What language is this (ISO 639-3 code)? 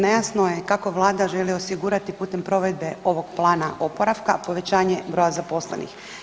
hrv